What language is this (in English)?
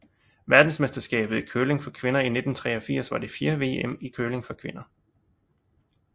Danish